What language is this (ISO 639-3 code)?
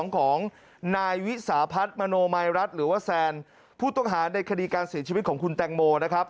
tha